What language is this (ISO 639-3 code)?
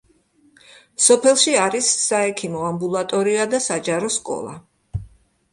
kat